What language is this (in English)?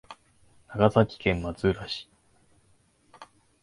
Japanese